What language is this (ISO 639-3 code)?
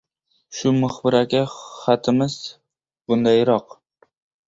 uzb